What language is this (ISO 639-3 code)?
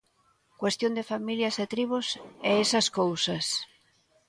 glg